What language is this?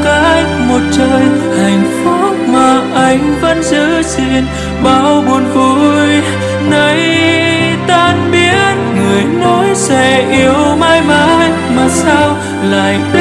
Vietnamese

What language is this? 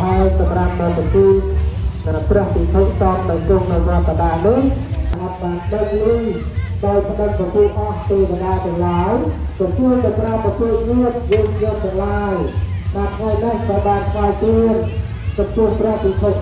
Thai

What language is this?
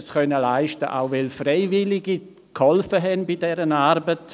Swiss German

